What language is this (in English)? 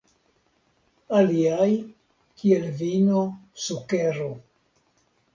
Esperanto